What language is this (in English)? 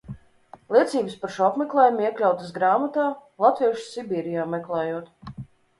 Latvian